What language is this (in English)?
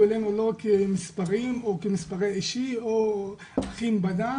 Hebrew